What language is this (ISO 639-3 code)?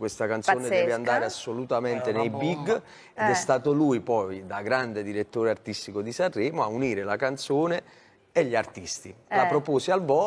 ita